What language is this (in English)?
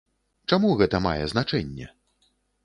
Belarusian